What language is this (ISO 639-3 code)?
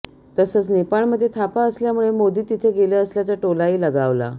mar